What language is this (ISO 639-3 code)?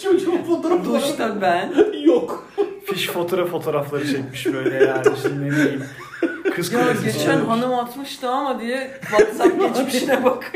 tur